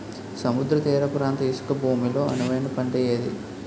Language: Telugu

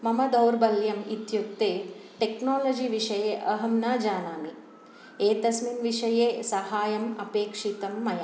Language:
Sanskrit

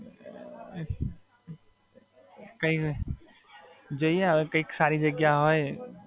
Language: Gujarati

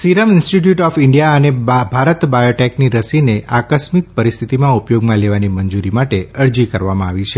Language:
Gujarati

